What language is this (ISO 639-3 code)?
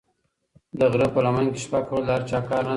pus